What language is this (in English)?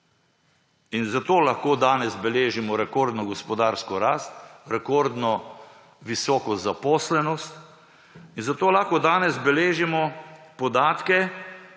Slovenian